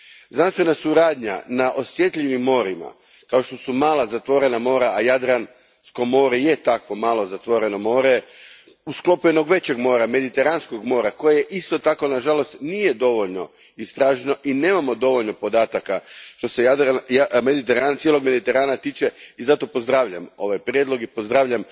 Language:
Croatian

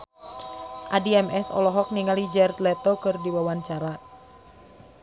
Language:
Sundanese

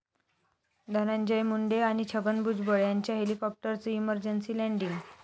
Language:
Marathi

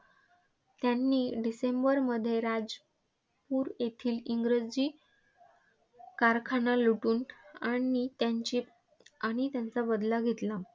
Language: Marathi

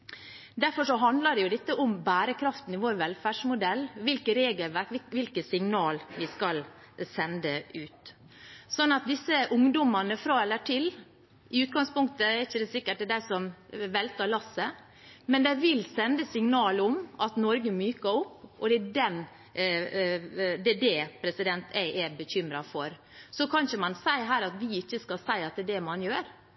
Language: Norwegian Bokmål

